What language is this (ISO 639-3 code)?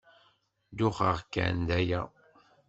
kab